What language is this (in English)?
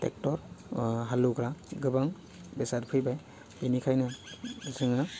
Bodo